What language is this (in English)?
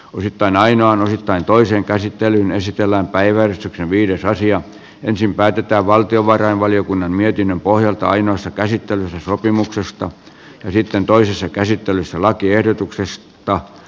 Finnish